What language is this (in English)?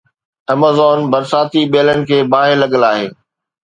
Sindhi